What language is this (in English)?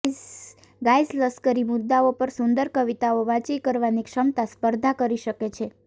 Gujarati